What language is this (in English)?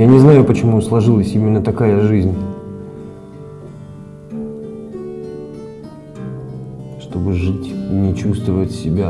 Russian